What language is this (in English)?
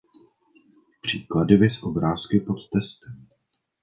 Czech